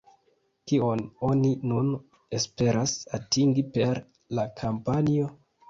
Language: Esperanto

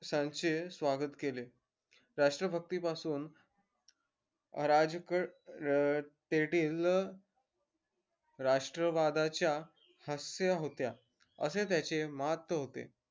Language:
Marathi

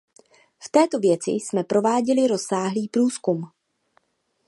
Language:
Czech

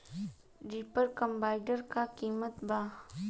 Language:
Bhojpuri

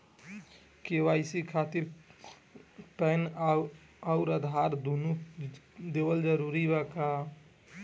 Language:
Bhojpuri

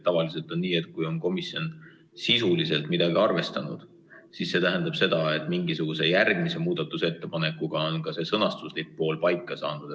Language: Estonian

